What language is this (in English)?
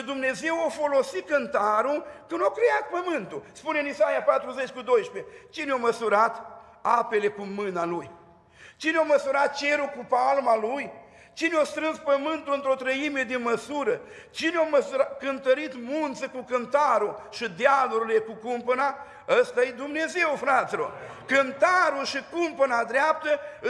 Romanian